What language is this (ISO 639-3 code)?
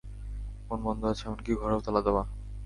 ben